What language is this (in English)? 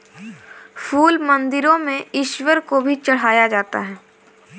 Hindi